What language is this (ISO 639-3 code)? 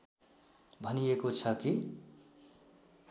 nep